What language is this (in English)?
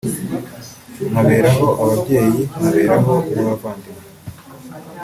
Kinyarwanda